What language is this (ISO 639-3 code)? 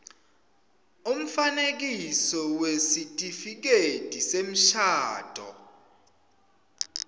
ssw